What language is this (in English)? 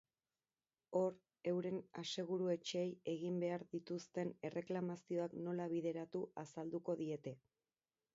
Basque